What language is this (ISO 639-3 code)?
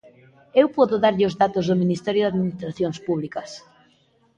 glg